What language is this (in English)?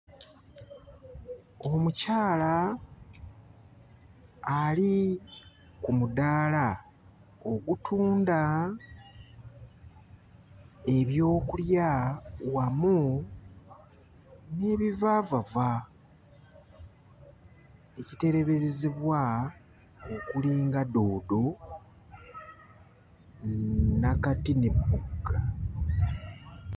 Ganda